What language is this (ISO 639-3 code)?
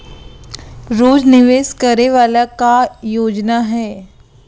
hne